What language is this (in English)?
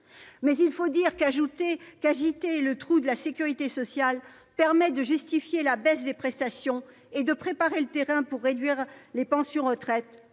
French